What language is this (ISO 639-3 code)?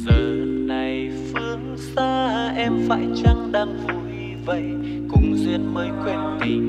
vie